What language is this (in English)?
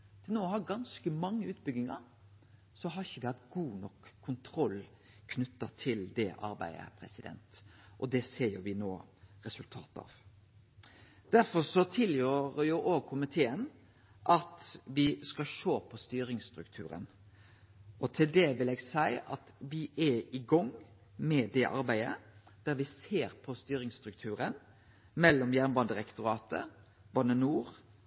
Norwegian Nynorsk